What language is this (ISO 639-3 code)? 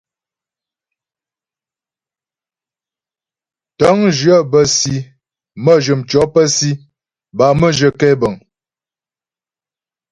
bbj